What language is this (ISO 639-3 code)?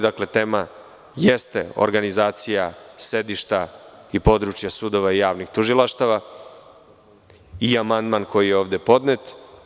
srp